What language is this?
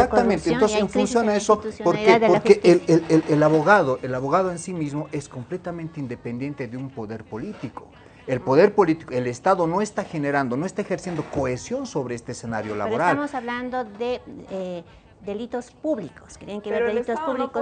Spanish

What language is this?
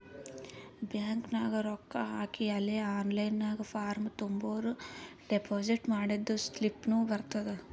Kannada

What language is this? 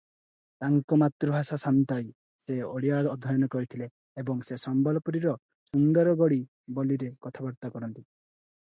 Odia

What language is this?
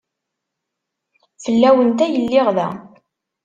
Kabyle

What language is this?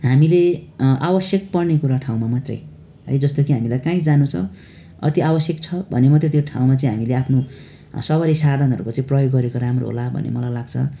Nepali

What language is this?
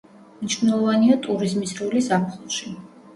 Georgian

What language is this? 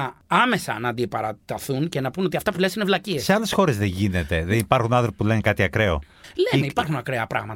Greek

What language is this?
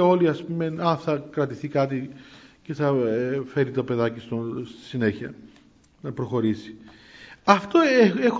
Greek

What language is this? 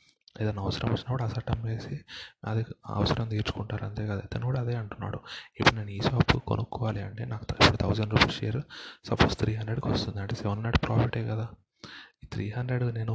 Telugu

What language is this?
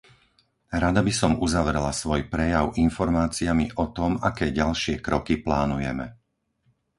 Slovak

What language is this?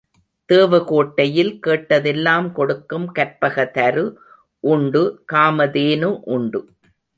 Tamil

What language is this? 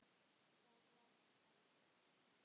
Icelandic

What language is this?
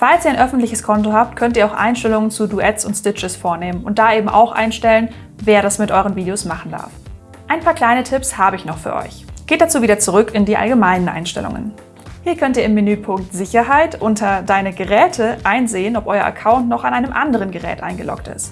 German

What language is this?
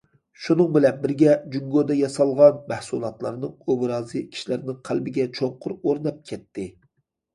Uyghur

